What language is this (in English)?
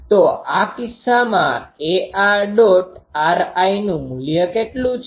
Gujarati